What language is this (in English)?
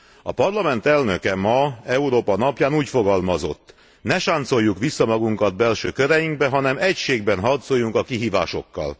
Hungarian